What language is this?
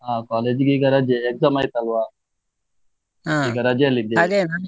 Kannada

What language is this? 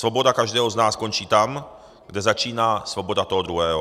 Czech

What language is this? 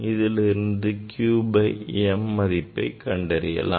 Tamil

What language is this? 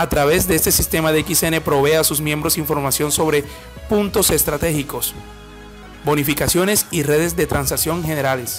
Spanish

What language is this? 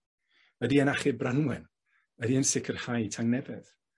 Welsh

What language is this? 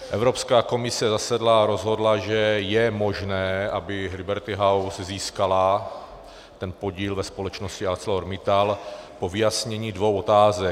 Czech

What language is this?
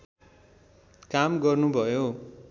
Nepali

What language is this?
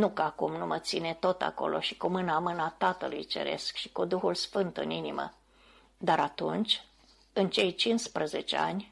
Romanian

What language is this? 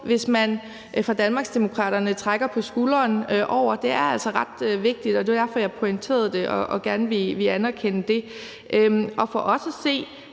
Danish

